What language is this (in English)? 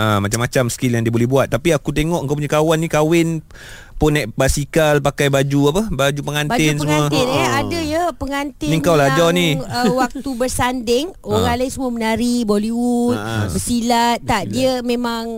Malay